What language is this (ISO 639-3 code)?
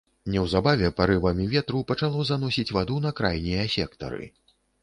bel